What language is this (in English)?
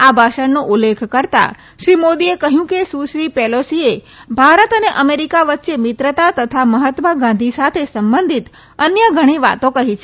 Gujarati